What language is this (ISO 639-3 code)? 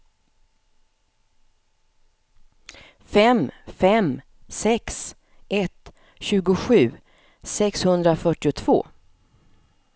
swe